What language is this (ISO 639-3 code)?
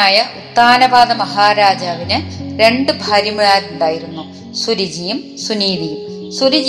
mal